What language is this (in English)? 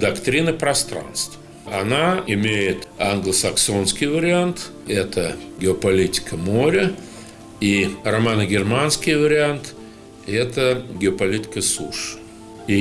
Russian